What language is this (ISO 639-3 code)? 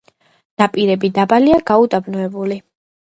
kat